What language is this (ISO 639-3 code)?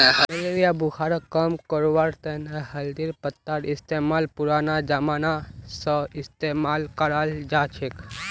mag